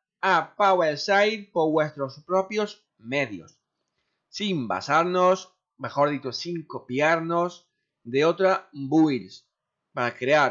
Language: Spanish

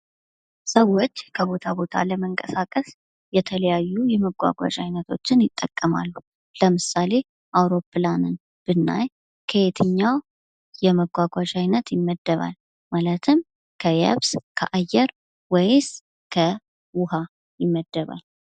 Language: Amharic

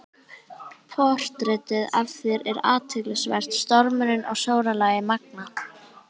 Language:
Icelandic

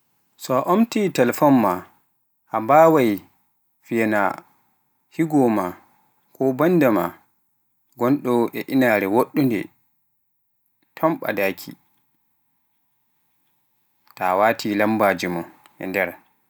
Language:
Pular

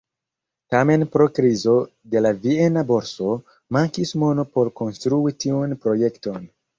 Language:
Esperanto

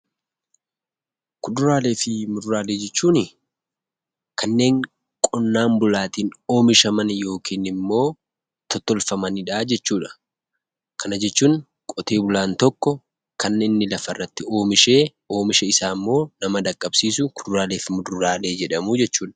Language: Oromo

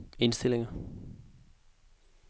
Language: Danish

